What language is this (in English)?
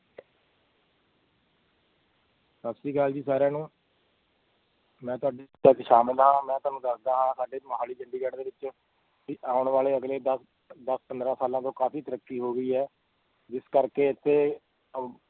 Punjabi